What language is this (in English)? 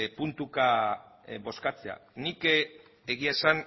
Basque